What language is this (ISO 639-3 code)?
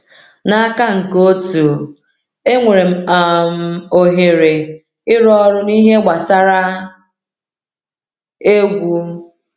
ibo